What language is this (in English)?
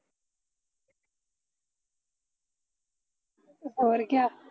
Punjabi